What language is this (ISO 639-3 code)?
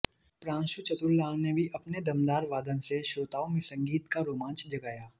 hin